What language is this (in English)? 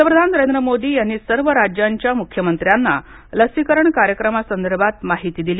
Marathi